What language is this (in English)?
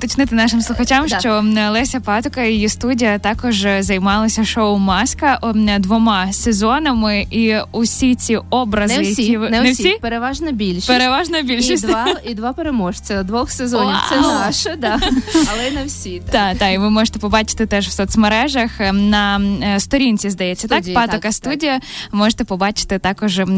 Ukrainian